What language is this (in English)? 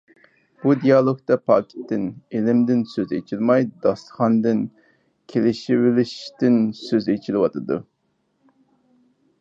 Uyghur